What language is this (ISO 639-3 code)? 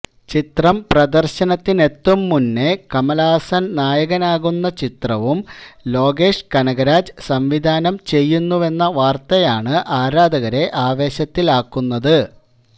mal